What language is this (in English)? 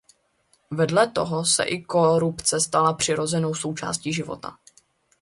Czech